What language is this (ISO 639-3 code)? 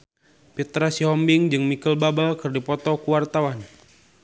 sun